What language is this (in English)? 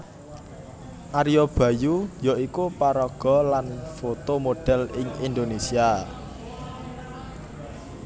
Javanese